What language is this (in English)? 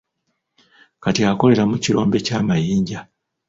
Ganda